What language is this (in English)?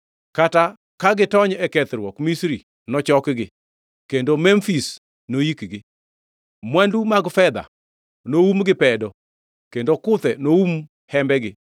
Luo (Kenya and Tanzania)